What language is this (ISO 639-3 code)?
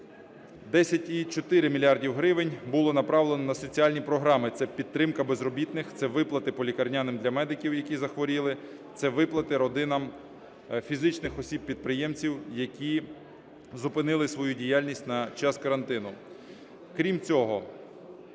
ukr